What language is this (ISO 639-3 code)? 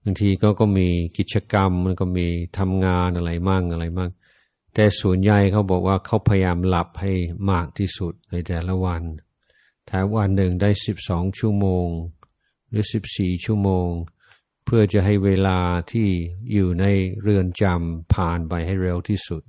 tha